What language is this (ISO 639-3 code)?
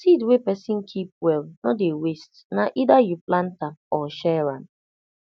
pcm